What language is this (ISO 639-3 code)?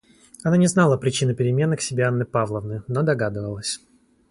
rus